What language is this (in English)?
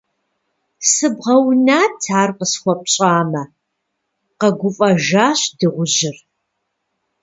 Kabardian